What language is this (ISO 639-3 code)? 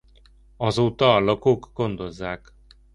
hun